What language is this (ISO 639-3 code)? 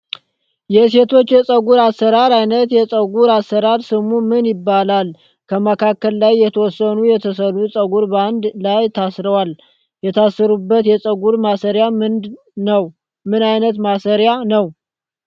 amh